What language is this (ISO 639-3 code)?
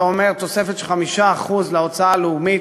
heb